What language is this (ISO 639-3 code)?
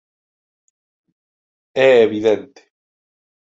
glg